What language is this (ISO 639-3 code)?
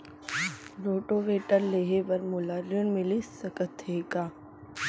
hne